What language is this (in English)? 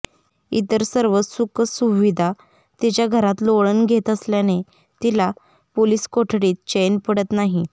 Marathi